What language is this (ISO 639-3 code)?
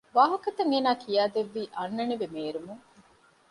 div